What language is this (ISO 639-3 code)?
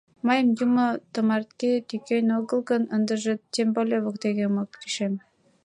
chm